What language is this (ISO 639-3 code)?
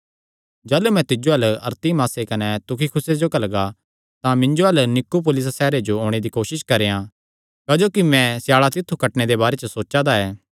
xnr